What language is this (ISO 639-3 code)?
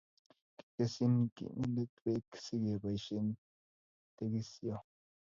kln